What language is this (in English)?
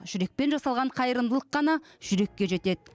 Kazakh